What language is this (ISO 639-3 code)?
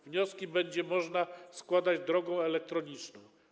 pol